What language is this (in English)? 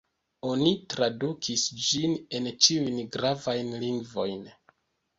Esperanto